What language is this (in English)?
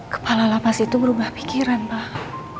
Indonesian